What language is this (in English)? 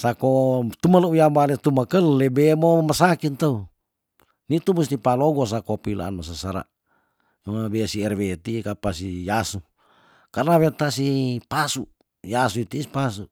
Tondano